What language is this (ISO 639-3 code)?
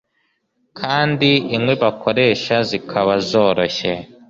kin